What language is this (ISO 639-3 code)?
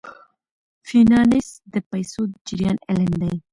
pus